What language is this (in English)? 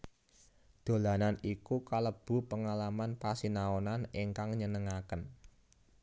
Javanese